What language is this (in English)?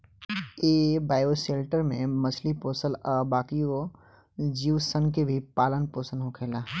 Bhojpuri